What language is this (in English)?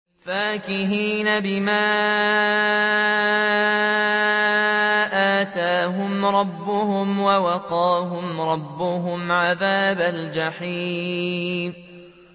Arabic